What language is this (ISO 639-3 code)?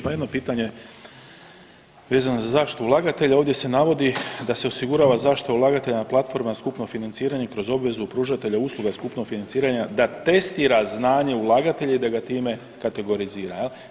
hrv